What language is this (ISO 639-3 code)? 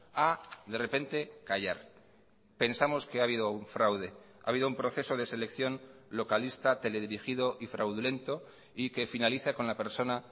spa